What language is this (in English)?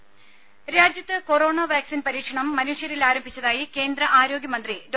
Malayalam